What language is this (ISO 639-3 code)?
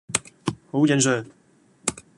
yue